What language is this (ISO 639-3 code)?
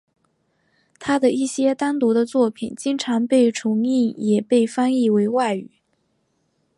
zho